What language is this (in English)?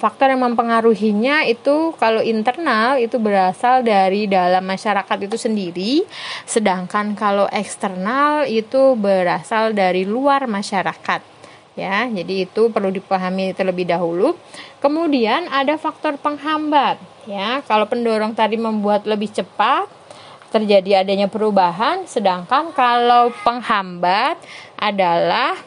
Indonesian